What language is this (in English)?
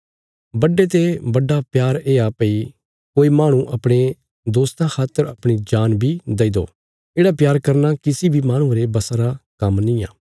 Bilaspuri